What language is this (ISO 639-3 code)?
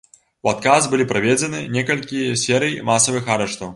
bel